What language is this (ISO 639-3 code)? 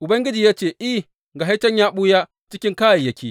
hau